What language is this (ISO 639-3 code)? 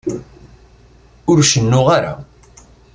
kab